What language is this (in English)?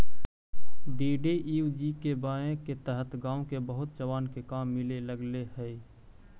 Magahi